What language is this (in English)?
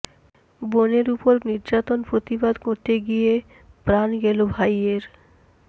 Bangla